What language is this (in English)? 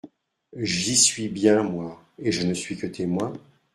French